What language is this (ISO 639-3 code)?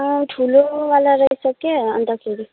nep